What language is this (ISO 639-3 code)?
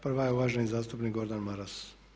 hrv